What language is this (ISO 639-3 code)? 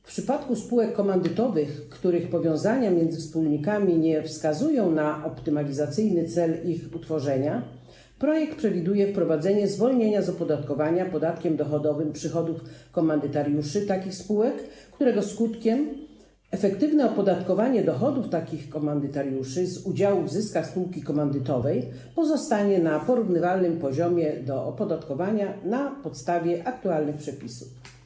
pol